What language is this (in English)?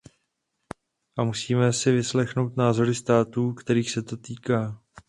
Czech